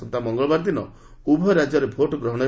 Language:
Odia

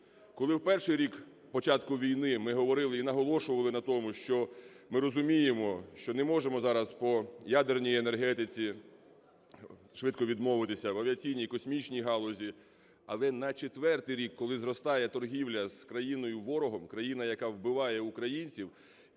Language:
Ukrainian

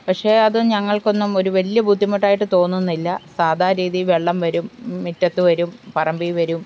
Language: Malayalam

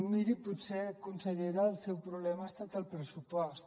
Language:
Catalan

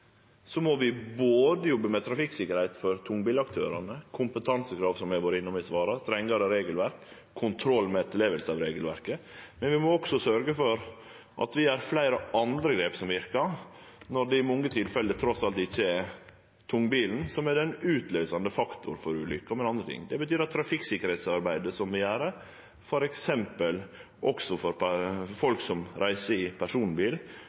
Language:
Norwegian Nynorsk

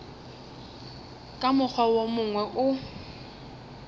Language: Northern Sotho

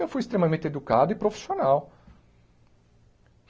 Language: Portuguese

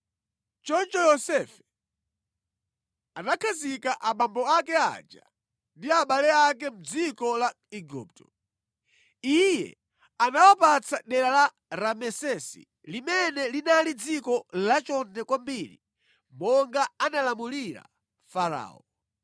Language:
Nyanja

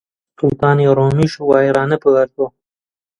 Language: Central Kurdish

